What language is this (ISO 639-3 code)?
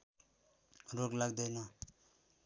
nep